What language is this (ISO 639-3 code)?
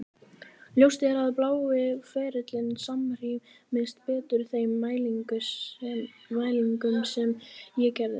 isl